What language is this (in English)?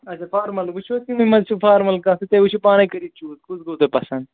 Kashmiri